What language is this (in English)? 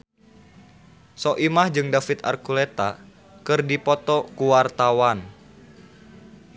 Sundanese